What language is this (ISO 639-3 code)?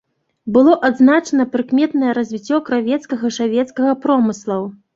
bel